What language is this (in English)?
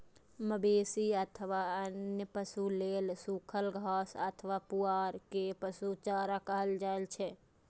Maithili